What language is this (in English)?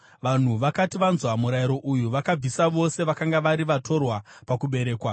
Shona